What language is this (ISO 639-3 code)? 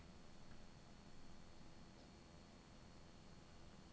nor